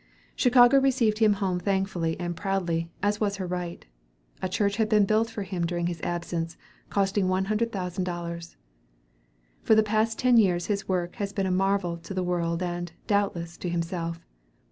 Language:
English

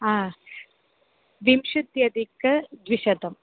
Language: Sanskrit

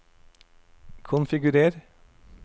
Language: Norwegian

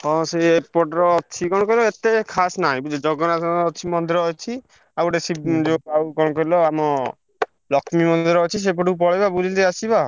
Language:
Odia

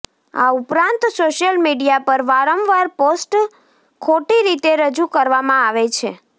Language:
Gujarati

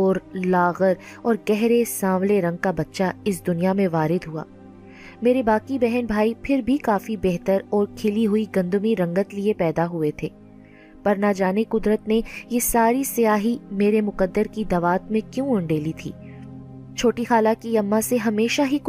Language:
Urdu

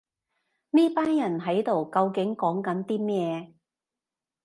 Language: Cantonese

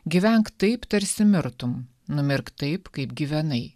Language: Lithuanian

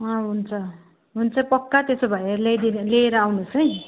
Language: Nepali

